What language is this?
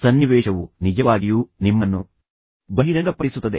Kannada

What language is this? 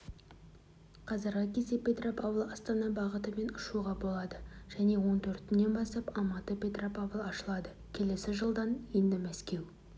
Kazakh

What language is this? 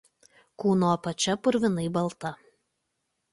Lithuanian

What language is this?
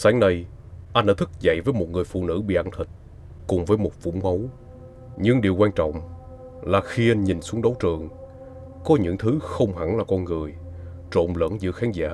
Vietnamese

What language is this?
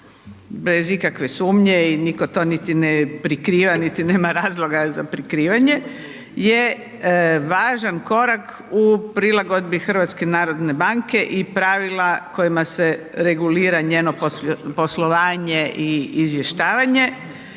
Croatian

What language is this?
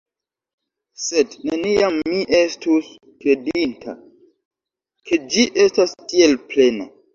Esperanto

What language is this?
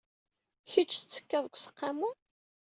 Kabyle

